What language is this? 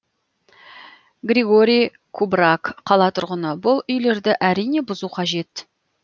Kazakh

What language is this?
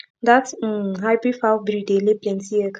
Nigerian Pidgin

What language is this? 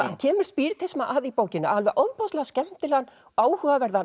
Icelandic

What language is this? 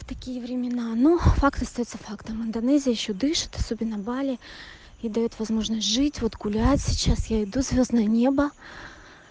Russian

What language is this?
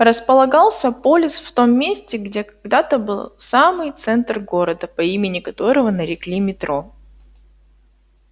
Russian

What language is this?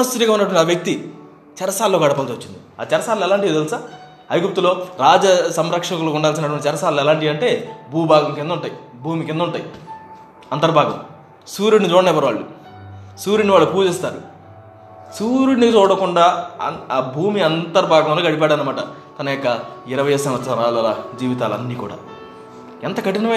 Telugu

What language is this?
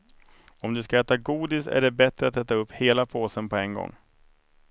Swedish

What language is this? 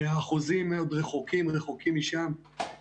Hebrew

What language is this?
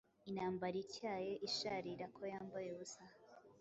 Kinyarwanda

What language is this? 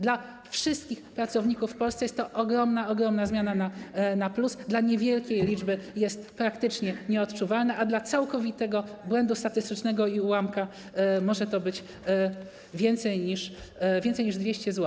Polish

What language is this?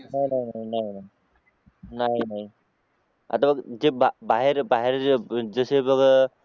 Marathi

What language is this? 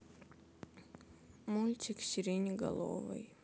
Russian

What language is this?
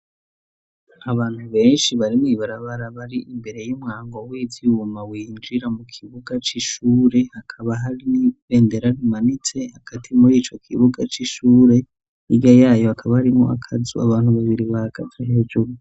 Rundi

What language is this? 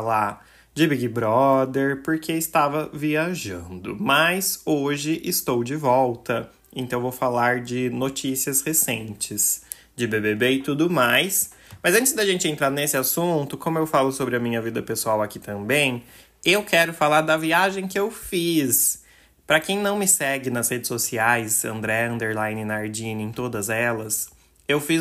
Portuguese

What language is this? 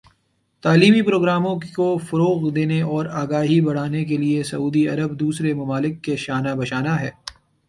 Urdu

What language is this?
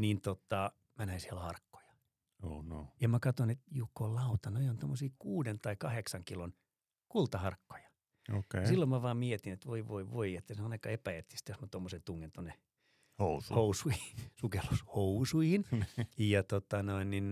Finnish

